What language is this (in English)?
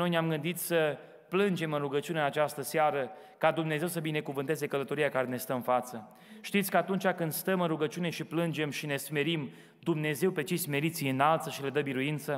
Romanian